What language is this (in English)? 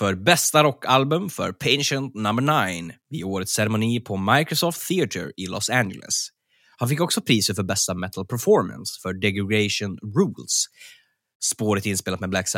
Swedish